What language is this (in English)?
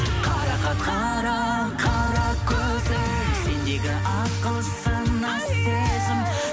Kazakh